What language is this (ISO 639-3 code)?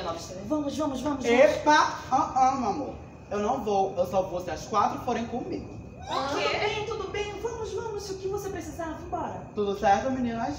por